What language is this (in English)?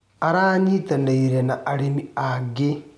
Kikuyu